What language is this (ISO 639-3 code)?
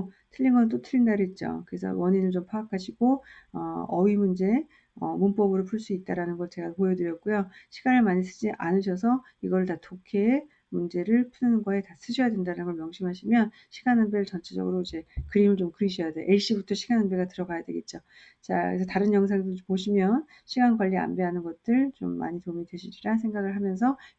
kor